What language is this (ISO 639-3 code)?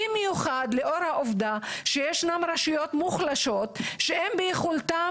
heb